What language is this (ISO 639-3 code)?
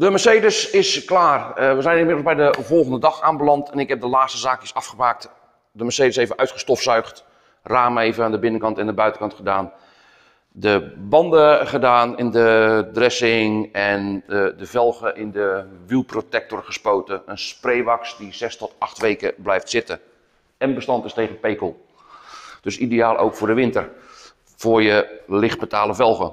nld